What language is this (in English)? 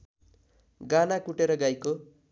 Nepali